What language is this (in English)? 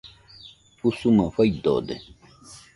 Nüpode Huitoto